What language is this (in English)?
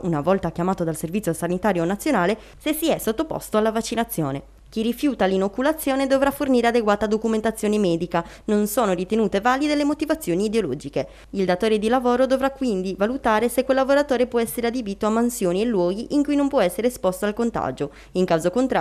Italian